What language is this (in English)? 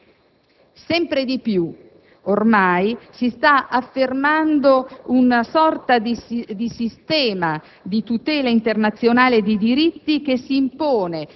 Italian